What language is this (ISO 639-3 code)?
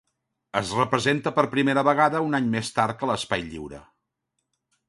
cat